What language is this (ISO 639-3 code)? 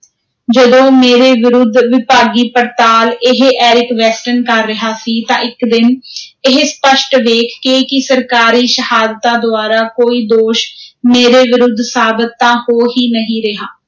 pan